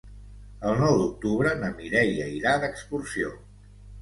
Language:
Catalan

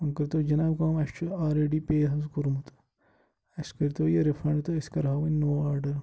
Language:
Kashmiri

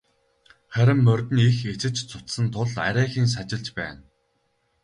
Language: Mongolian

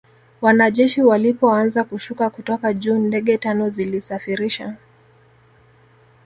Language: Swahili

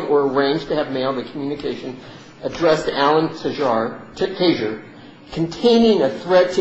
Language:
English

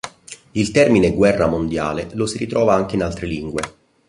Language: Italian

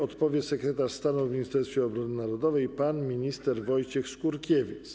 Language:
Polish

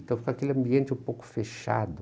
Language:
Portuguese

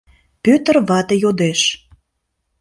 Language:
Mari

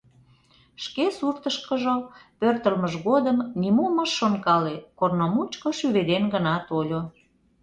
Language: Mari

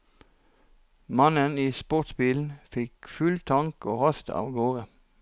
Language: Norwegian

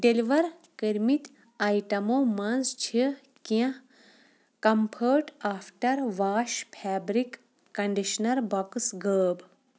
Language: Kashmiri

